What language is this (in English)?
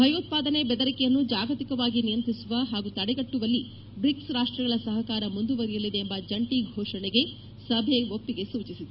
Kannada